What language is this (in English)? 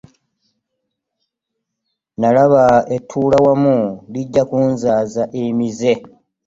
Ganda